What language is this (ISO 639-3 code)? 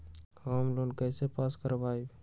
mag